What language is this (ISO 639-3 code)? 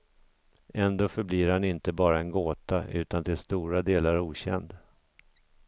swe